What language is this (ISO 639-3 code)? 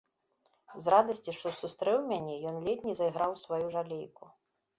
bel